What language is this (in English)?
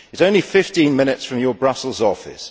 English